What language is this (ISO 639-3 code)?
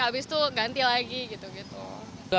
ind